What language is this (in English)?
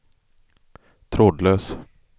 Swedish